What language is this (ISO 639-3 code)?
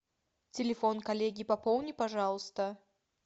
rus